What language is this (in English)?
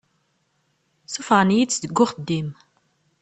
Kabyle